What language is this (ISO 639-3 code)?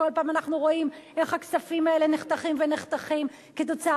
heb